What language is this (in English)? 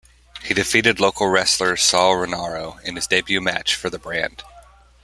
English